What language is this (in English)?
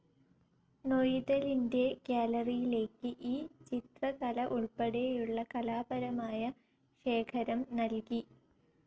Malayalam